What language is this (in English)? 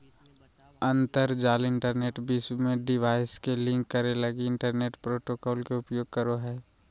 Magahi